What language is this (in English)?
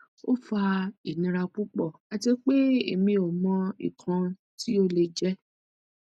Yoruba